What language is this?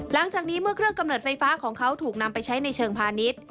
Thai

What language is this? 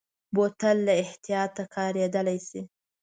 Pashto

